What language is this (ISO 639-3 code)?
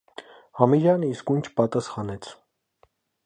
hye